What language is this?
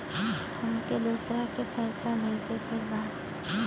Bhojpuri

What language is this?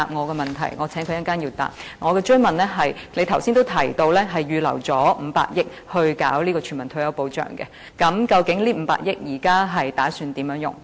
Cantonese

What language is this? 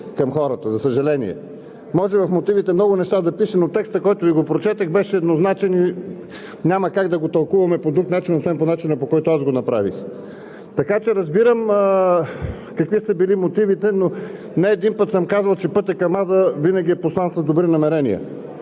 Bulgarian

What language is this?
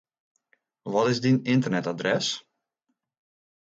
Western Frisian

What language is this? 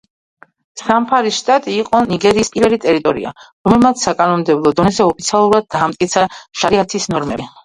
Georgian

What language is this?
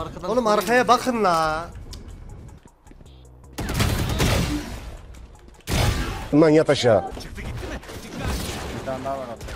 Turkish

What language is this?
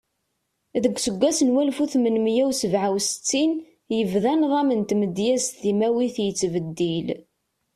Kabyle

